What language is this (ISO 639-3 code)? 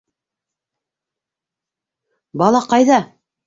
bak